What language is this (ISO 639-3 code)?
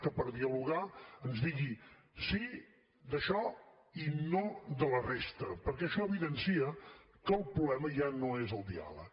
cat